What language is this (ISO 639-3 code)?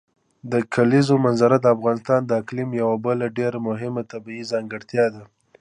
pus